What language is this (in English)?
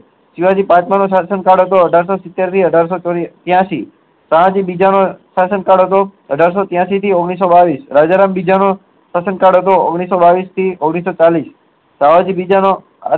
Gujarati